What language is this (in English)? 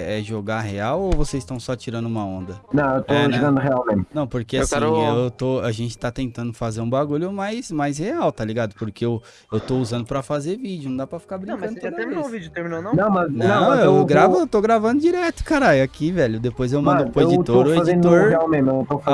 Portuguese